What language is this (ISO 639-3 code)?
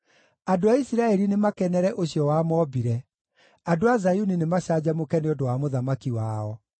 kik